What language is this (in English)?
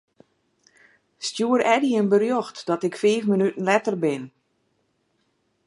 Western Frisian